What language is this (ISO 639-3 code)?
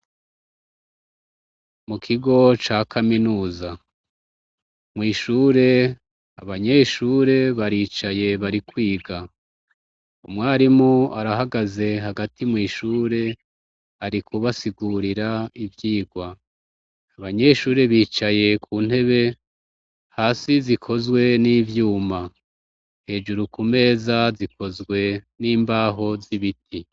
run